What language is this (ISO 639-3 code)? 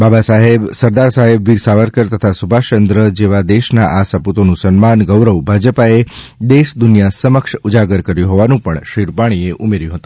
guj